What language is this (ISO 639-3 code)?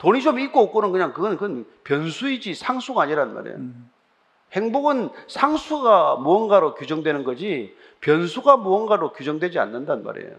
kor